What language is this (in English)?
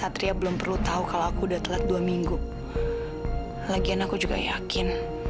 Indonesian